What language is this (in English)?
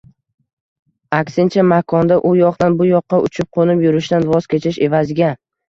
Uzbek